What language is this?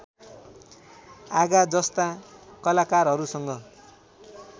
Nepali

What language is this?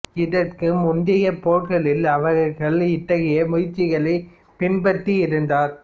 Tamil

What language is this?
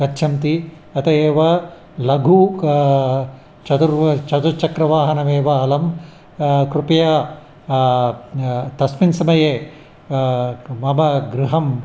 Sanskrit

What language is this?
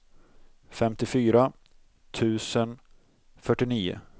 Swedish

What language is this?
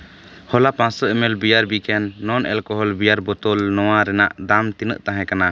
Santali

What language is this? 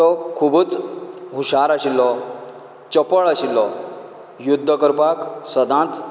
Konkani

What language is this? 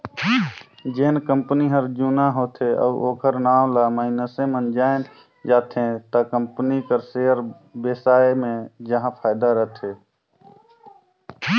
Chhattisgarhi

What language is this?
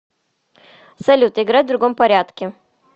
Russian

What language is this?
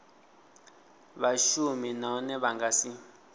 Venda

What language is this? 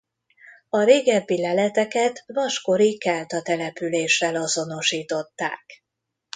Hungarian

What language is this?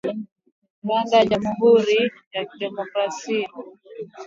Swahili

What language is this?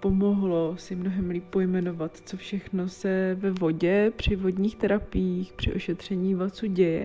Czech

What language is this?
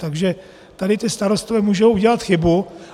Czech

